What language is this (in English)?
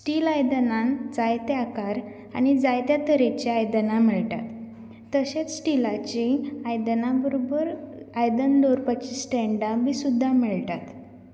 Konkani